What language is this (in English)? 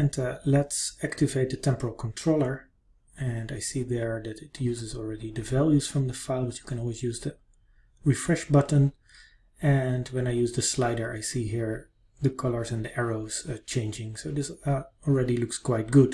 English